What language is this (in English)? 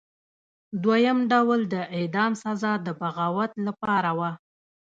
Pashto